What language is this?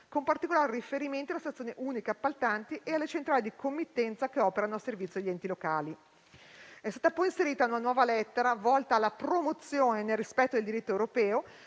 Italian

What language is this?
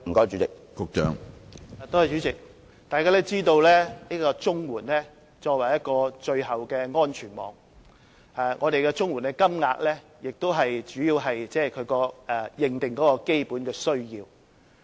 Cantonese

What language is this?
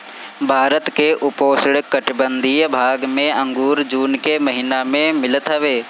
Bhojpuri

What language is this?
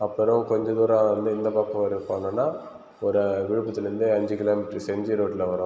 Tamil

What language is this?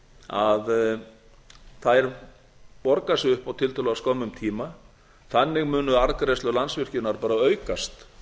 Icelandic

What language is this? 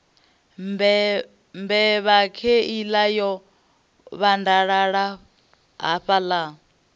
Venda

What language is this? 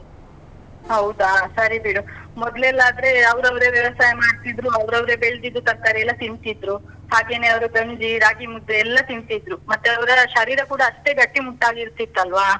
Kannada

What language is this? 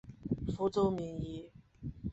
Chinese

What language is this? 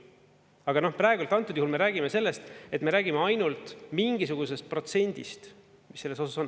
Estonian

